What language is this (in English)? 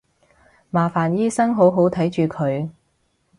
Cantonese